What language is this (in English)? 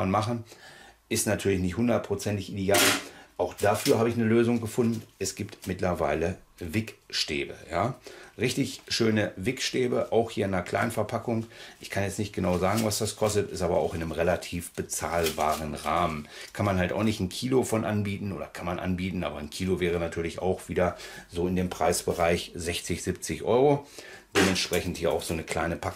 German